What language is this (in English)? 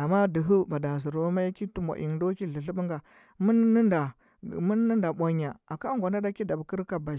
Huba